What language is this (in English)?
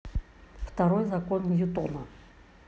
Russian